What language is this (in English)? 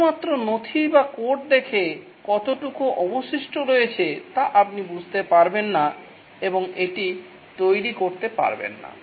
Bangla